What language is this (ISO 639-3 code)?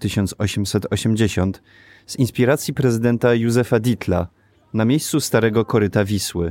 pol